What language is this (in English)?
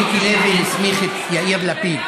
Hebrew